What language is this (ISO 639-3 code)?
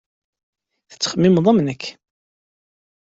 kab